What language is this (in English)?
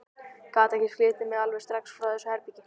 Icelandic